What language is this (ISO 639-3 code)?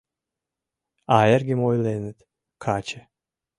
chm